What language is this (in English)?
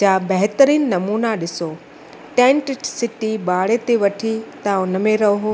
Sindhi